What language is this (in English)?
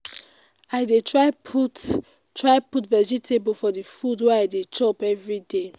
Nigerian Pidgin